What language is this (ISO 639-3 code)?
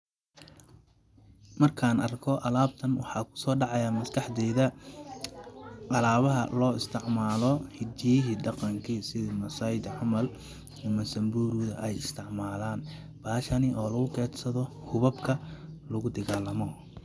som